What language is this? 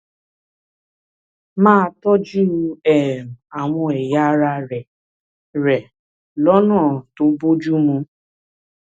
Yoruba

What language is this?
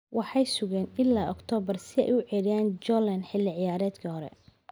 Somali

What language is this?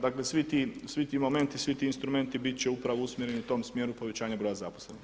Croatian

